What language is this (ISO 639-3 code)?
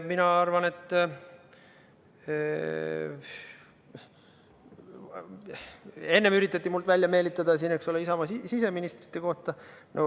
est